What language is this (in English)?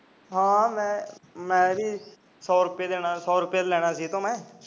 Punjabi